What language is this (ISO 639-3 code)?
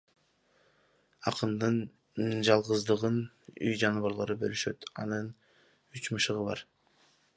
kir